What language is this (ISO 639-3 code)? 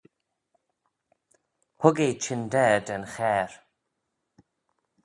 glv